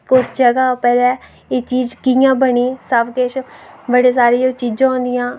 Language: Dogri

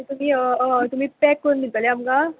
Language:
Konkani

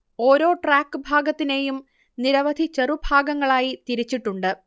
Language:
Malayalam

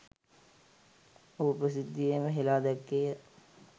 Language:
Sinhala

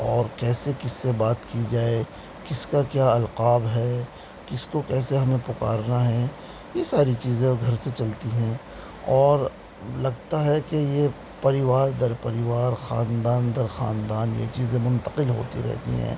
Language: Urdu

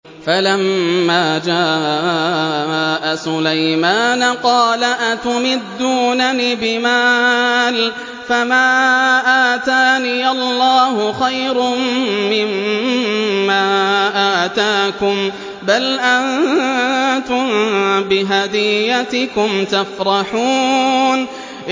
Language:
Arabic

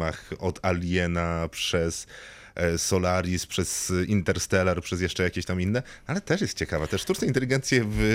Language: Polish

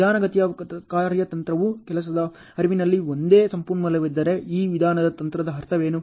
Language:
Kannada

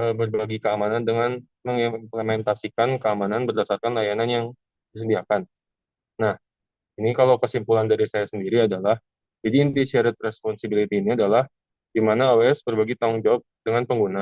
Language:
Indonesian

